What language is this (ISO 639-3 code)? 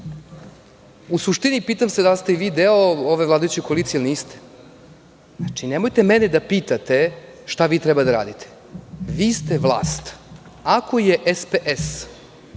srp